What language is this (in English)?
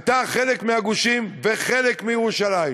Hebrew